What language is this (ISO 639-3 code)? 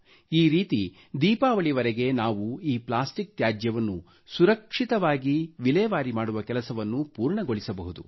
kan